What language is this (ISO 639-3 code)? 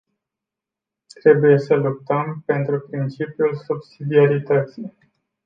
ron